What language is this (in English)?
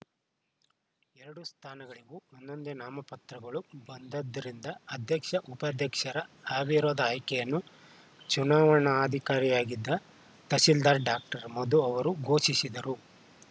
Kannada